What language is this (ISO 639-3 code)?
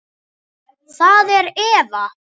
isl